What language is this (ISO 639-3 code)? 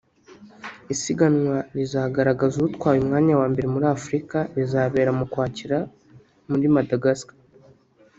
kin